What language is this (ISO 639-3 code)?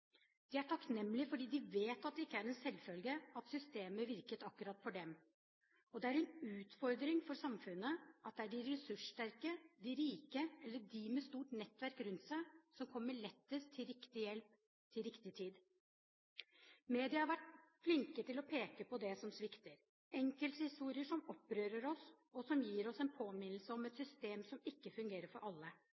nob